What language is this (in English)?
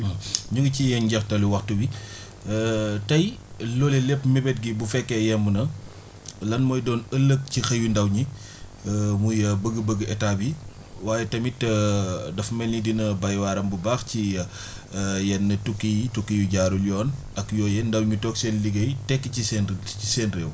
Wolof